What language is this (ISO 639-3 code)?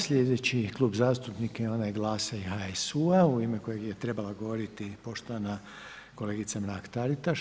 hrv